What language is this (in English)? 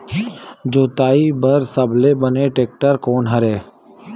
Chhattisgarhi